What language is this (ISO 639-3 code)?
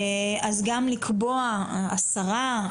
heb